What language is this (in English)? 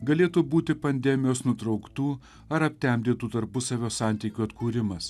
Lithuanian